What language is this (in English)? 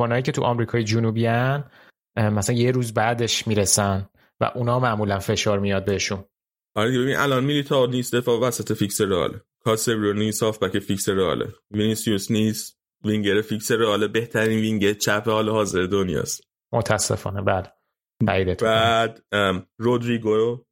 Persian